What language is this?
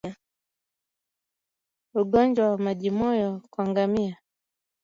Swahili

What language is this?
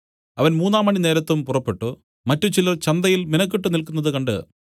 Malayalam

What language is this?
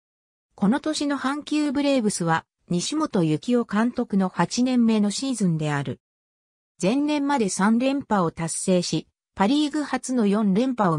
Japanese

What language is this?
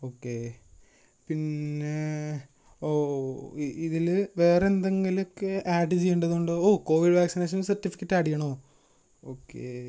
Malayalam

